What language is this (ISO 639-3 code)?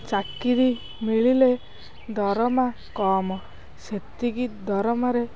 ori